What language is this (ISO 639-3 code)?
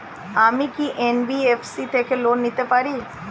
ben